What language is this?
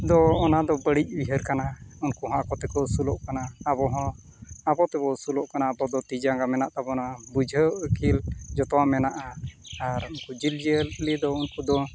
Santali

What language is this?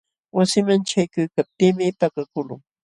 Jauja Wanca Quechua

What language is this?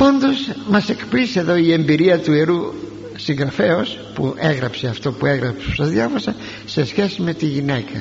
Greek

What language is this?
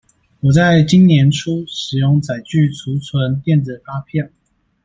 Chinese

